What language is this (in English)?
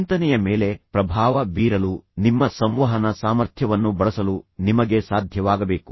Kannada